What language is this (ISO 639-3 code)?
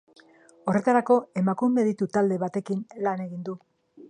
eus